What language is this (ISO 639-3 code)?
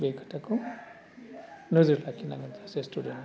brx